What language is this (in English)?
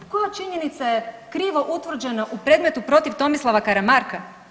Croatian